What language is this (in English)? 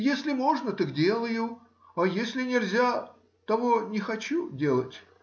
Russian